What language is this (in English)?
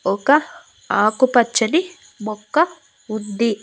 Telugu